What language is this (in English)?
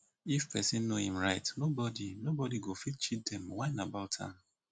Nigerian Pidgin